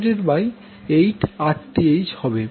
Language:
Bangla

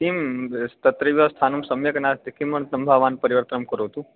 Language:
Sanskrit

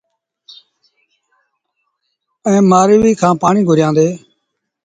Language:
Sindhi Bhil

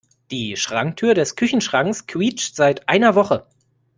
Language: German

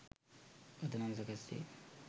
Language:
Sinhala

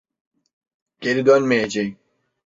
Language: Turkish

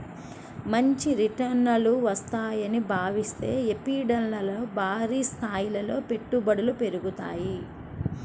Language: Telugu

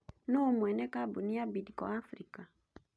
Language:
Kikuyu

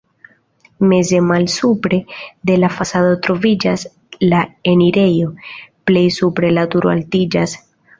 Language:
Esperanto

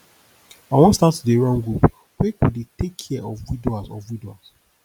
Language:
Nigerian Pidgin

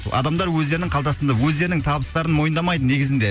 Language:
Kazakh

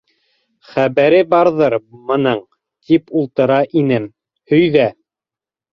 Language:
Bashkir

